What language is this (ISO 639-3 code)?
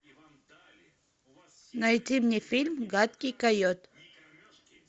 rus